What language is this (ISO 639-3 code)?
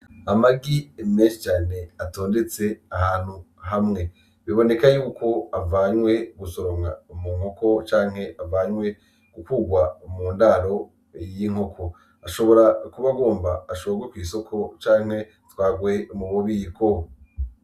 run